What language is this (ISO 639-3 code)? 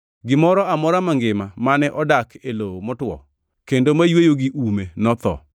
luo